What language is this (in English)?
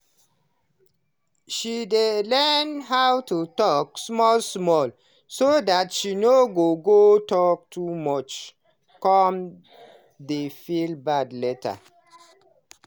Nigerian Pidgin